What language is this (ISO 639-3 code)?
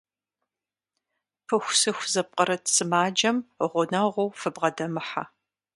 kbd